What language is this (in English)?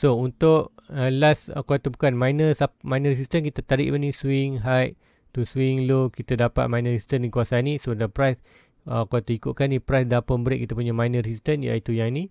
Malay